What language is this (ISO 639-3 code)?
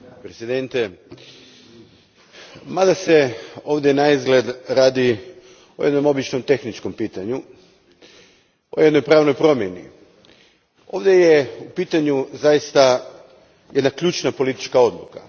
hrv